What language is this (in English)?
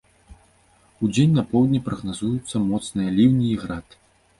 Belarusian